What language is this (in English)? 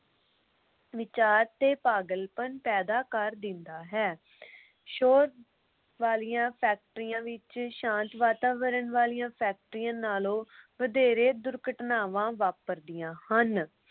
Punjabi